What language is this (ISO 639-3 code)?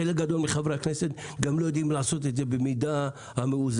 heb